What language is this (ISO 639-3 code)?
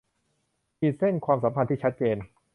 tha